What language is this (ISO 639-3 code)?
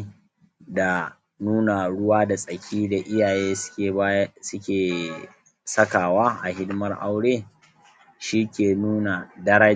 hau